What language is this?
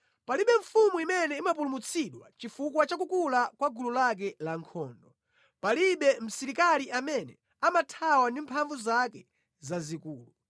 Nyanja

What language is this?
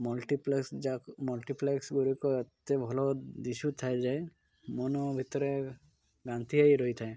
Odia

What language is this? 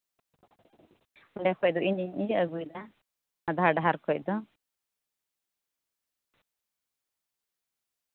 Santali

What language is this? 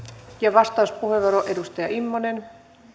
Finnish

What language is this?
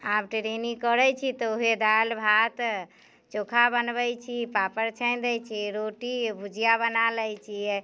Maithili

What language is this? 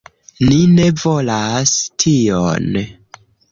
Esperanto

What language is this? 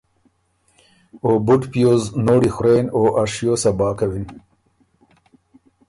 Ormuri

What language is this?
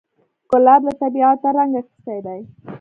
Pashto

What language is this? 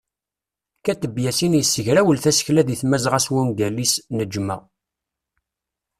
Kabyle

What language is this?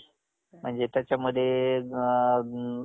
Marathi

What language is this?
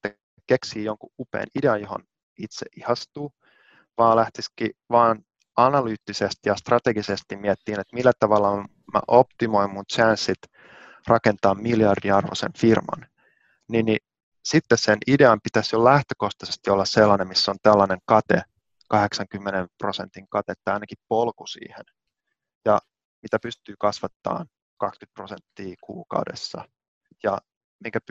Finnish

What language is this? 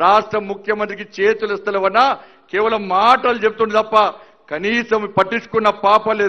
Hindi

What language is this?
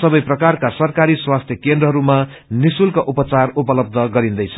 Nepali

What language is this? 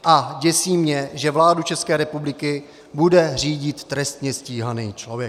Czech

